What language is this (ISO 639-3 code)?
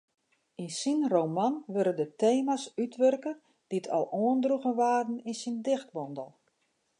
fry